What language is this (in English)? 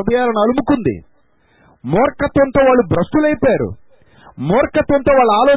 Telugu